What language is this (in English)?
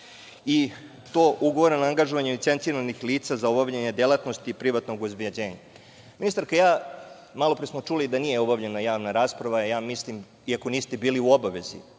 Serbian